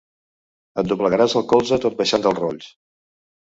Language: Catalan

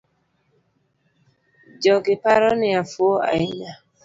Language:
Luo (Kenya and Tanzania)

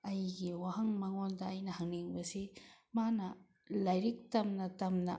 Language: Manipuri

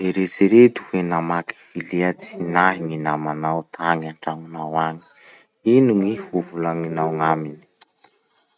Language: Masikoro Malagasy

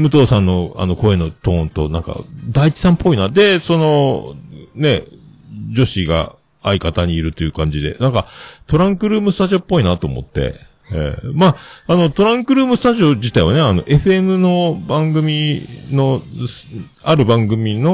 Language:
Japanese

